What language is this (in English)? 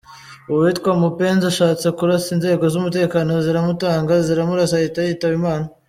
Kinyarwanda